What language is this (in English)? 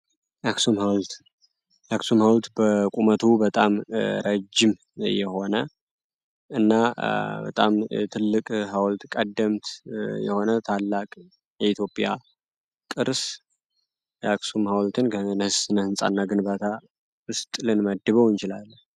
Amharic